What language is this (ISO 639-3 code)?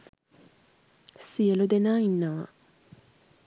sin